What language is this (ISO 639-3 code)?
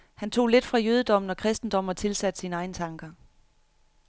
dan